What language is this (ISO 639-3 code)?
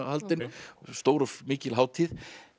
isl